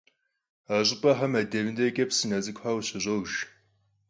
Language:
Kabardian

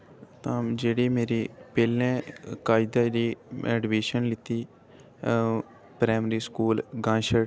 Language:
Dogri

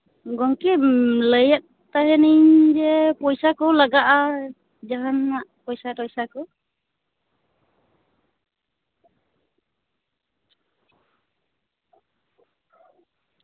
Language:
Santali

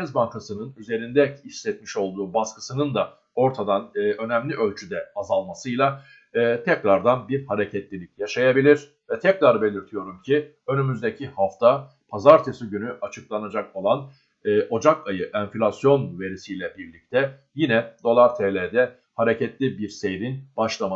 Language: Turkish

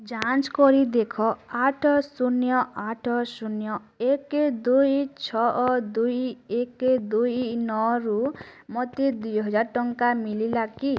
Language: Odia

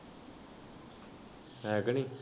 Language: Punjabi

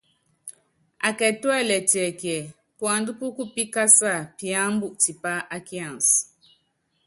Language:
Yangben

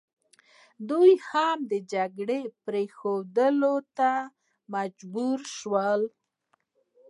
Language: Pashto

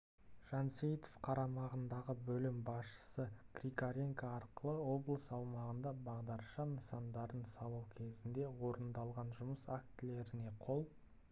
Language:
Kazakh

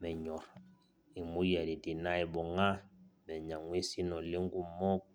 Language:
Masai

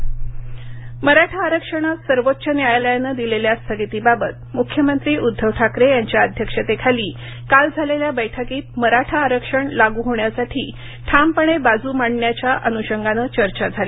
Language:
Marathi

